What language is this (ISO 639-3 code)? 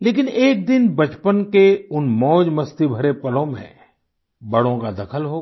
hin